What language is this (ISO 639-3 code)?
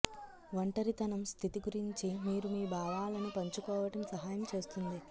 tel